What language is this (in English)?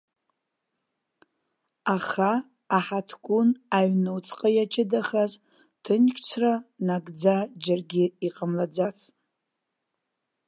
Abkhazian